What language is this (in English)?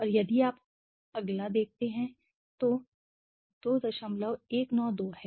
Hindi